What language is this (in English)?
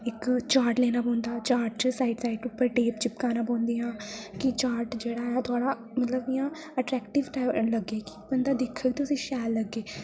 Dogri